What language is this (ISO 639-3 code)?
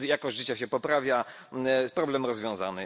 pol